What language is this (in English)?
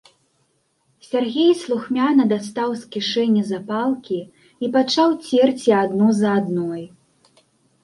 Belarusian